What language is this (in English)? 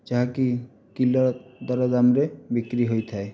Odia